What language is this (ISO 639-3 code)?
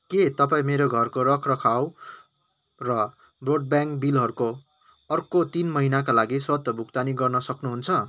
nep